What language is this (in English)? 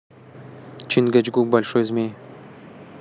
Russian